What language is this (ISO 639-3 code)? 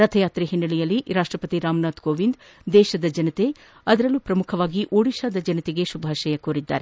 kan